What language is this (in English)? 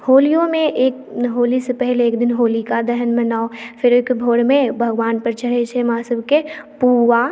Maithili